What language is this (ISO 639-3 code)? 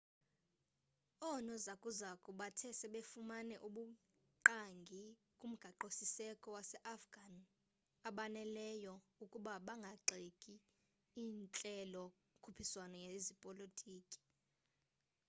xho